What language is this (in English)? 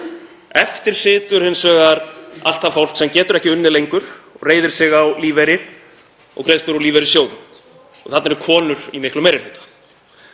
Icelandic